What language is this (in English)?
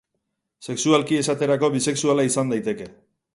Basque